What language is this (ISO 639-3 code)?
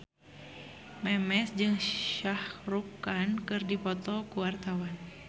sun